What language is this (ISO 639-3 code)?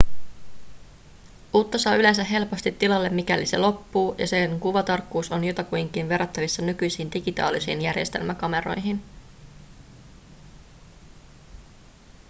fin